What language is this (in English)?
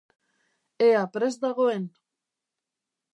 Basque